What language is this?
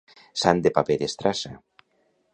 Catalan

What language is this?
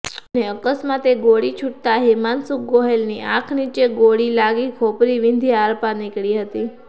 Gujarati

